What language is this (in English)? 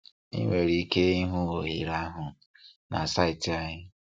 Igbo